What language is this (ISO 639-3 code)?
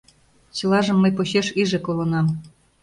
chm